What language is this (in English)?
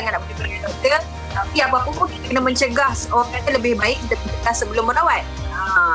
Malay